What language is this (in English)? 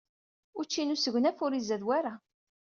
Kabyle